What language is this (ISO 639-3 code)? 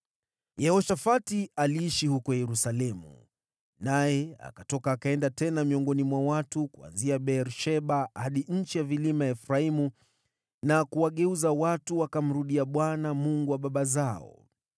swa